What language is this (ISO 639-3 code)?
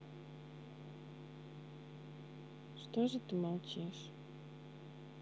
rus